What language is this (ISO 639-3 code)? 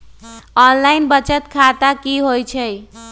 mag